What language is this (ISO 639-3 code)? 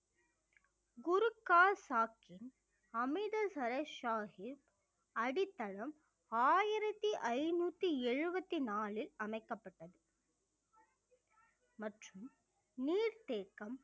tam